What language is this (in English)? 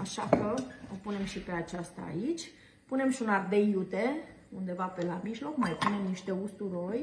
Romanian